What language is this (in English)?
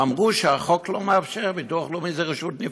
Hebrew